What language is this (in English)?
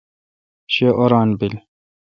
Kalkoti